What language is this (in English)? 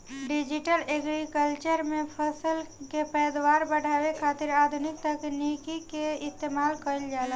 Bhojpuri